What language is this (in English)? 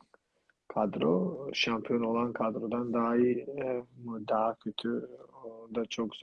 Turkish